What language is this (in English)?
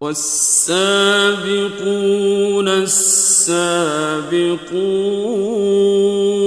Arabic